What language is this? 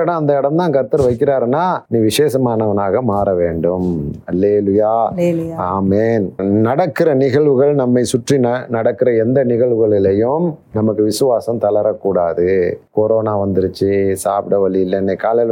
Tamil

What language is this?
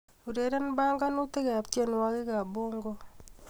Kalenjin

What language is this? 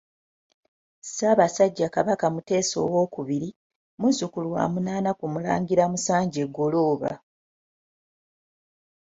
Ganda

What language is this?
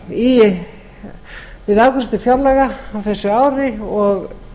Icelandic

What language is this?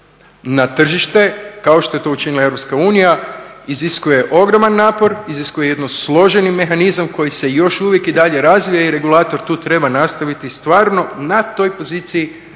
Croatian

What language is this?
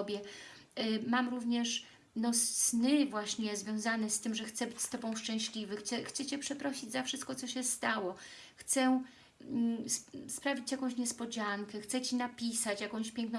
Polish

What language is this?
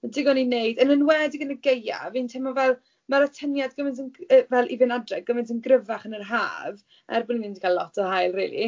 Welsh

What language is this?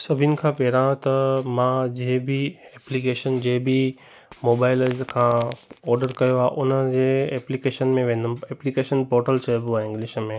Sindhi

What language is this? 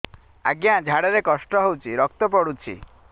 Odia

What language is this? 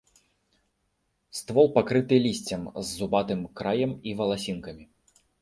Belarusian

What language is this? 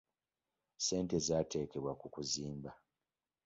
Ganda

